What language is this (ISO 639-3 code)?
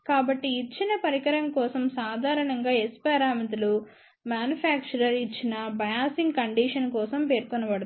tel